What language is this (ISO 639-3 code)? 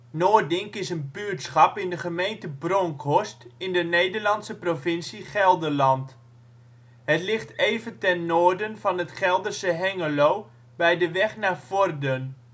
nld